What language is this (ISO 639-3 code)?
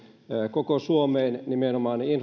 fin